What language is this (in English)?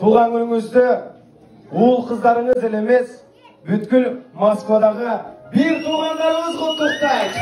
Turkish